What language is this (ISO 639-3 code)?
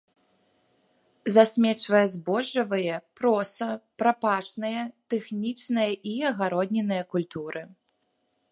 bel